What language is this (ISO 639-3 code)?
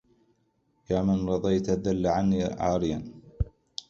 ara